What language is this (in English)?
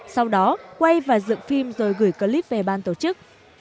Vietnamese